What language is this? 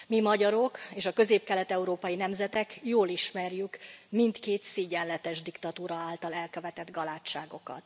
Hungarian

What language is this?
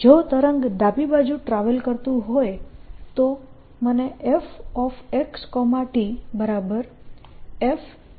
Gujarati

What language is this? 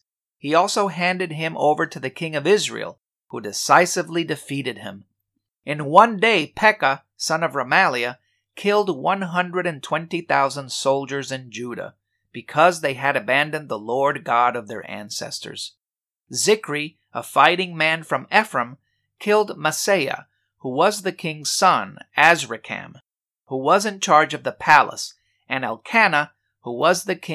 English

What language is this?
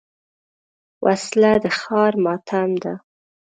Pashto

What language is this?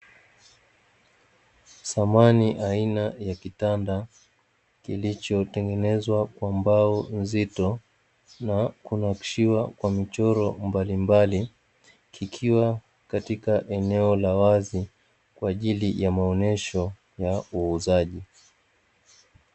Swahili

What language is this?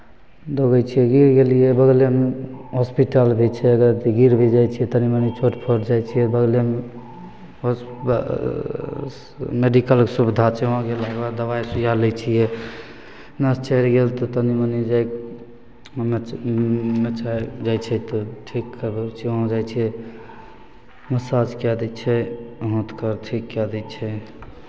Maithili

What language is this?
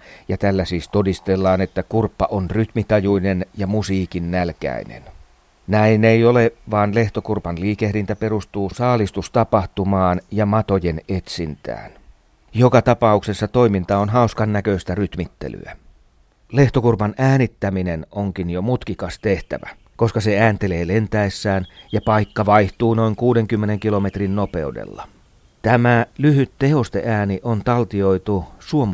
Finnish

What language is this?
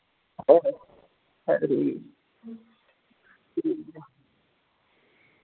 Dogri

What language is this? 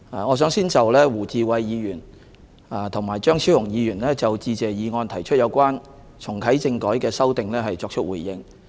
Cantonese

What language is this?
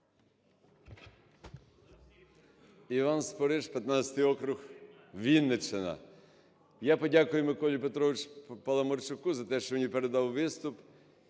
Ukrainian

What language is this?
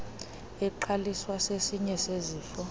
Xhosa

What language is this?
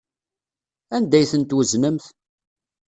Kabyle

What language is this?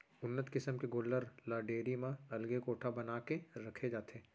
Chhattisgarhi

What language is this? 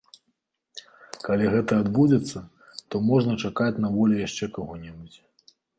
Belarusian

